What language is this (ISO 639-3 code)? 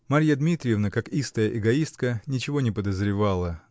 rus